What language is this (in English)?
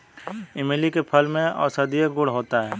Hindi